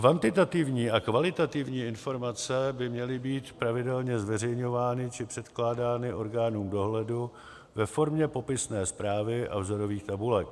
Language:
Czech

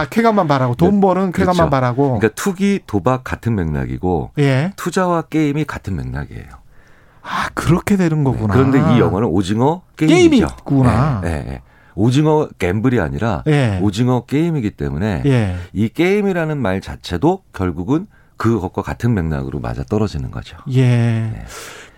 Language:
Korean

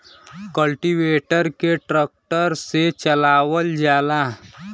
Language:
Bhojpuri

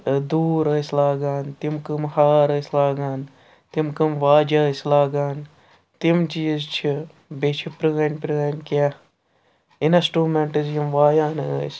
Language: Kashmiri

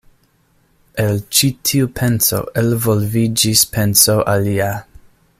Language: Esperanto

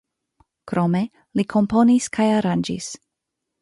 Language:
Esperanto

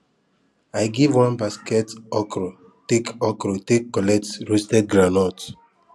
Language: Nigerian Pidgin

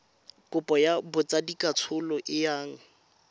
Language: Tswana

